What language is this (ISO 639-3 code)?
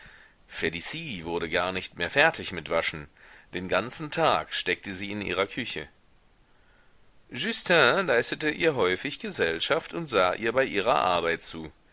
deu